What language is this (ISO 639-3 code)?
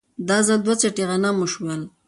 pus